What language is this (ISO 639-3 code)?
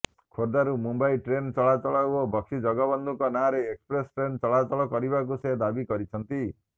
ori